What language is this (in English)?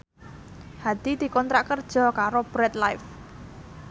Javanese